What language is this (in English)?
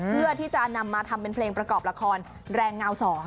Thai